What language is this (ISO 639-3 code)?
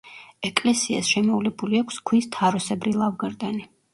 kat